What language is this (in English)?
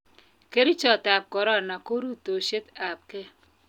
Kalenjin